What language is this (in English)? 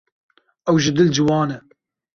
Kurdish